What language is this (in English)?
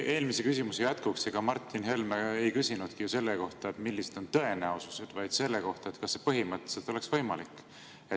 Estonian